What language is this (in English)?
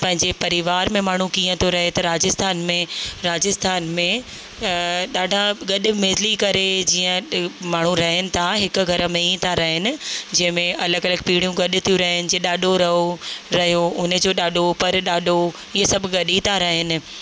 Sindhi